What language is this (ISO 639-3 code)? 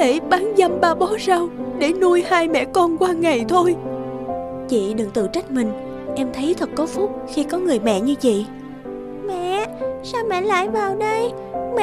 vie